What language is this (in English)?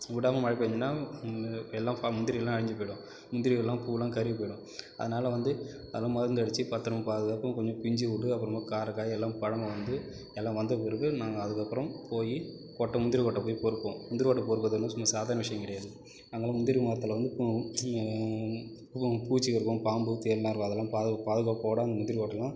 Tamil